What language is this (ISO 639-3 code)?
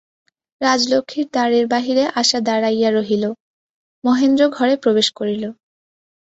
ben